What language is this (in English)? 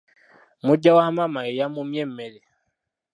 Ganda